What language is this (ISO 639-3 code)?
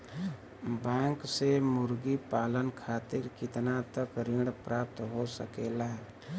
bho